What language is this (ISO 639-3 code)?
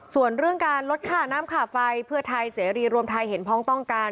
tha